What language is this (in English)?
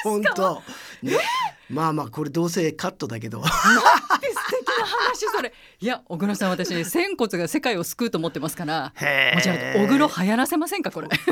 Japanese